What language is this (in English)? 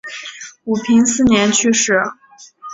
Chinese